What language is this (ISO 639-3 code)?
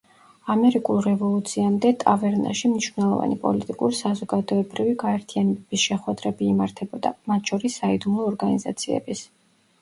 kat